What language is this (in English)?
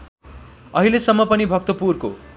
Nepali